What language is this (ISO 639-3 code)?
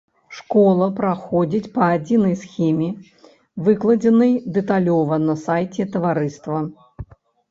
bel